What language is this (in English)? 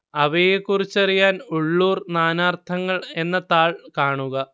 Malayalam